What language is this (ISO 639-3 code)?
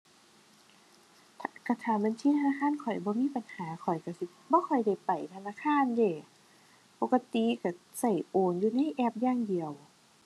tha